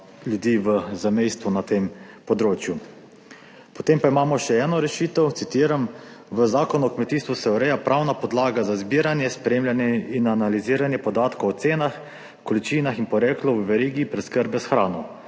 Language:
Slovenian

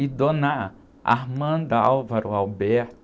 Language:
Portuguese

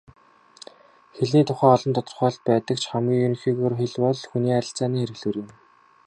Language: Mongolian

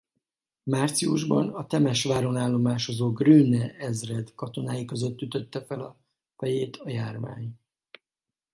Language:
Hungarian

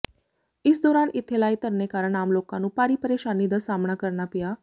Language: Punjabi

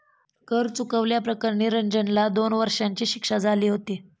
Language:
Marathi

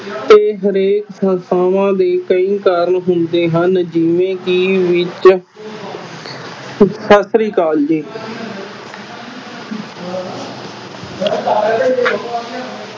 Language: Punjabi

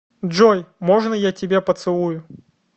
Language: Russian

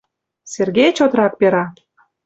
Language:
Mari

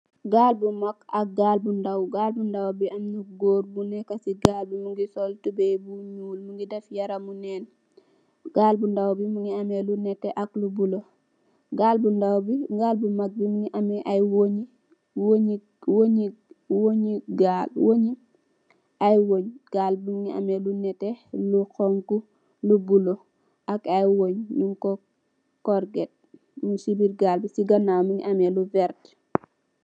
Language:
Wolof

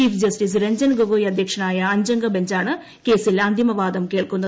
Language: Malayalam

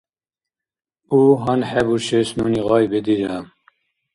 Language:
Dargwa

